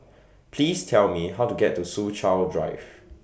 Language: English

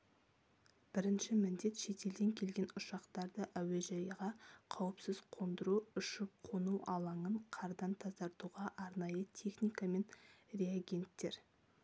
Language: Kazakh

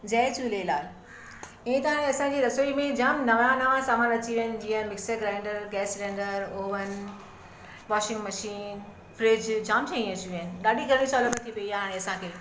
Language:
Sindhi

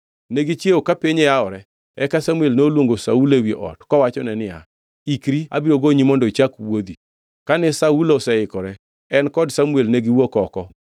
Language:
Luo (Kenya and Tanzania)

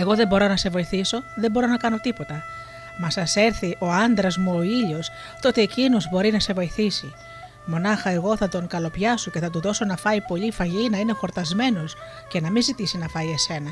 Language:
Greek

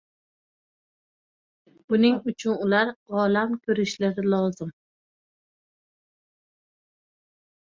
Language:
Uzbek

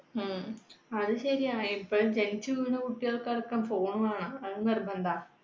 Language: Malayalam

